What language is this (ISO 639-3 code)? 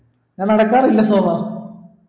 mal